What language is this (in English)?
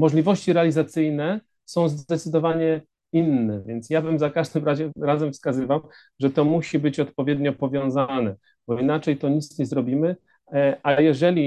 Polish